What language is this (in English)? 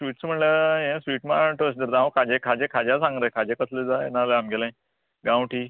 Konkani